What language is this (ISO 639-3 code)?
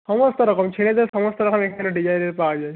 ben